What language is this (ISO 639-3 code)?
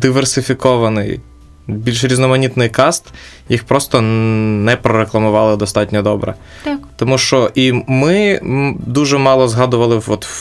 ukr